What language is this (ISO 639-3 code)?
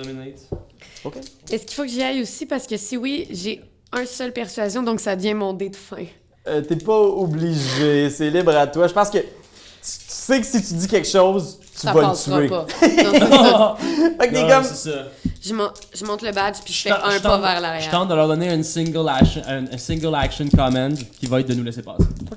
fra